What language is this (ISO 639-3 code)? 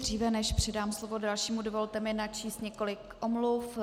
ces